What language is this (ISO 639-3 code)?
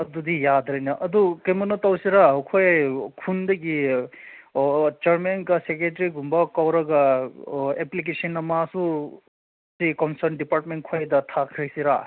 mni